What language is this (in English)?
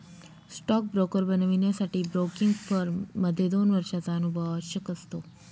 Marathi